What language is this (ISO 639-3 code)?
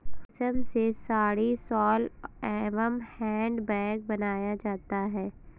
hin